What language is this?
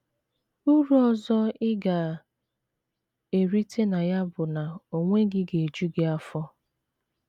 Igbo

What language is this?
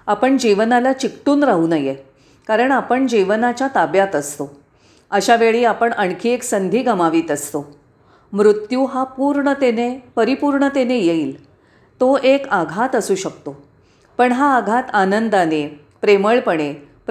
Marathi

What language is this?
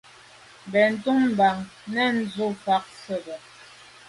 Medumba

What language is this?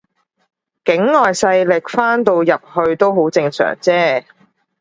Cantonese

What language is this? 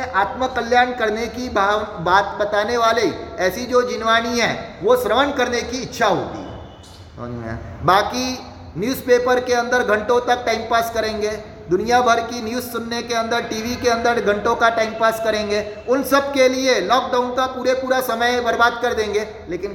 Hindi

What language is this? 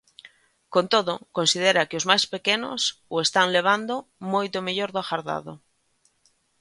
Galician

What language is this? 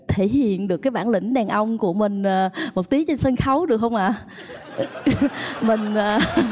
Vietnamese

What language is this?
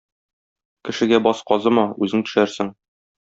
Tatar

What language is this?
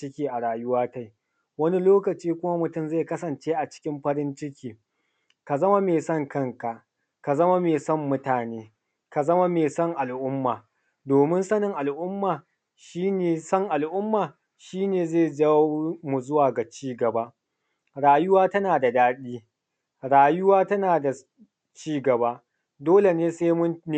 Hausa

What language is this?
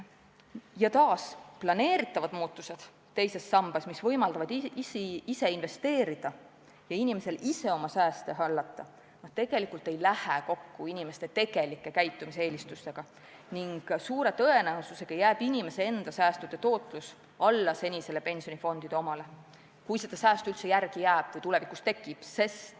Estonian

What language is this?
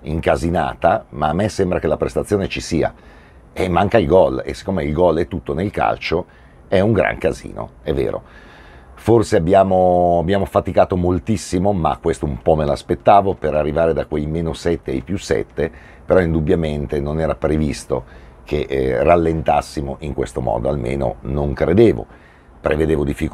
Italian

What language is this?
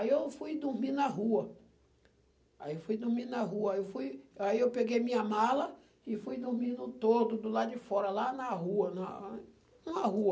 Portuguese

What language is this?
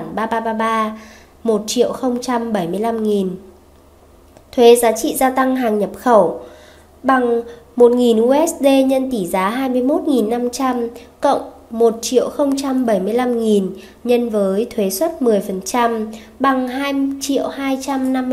Vietnamese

